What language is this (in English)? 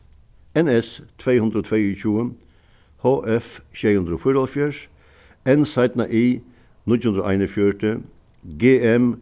Faroese